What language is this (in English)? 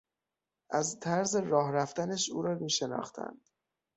Persian